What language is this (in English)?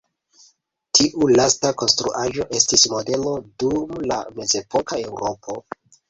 Esperanto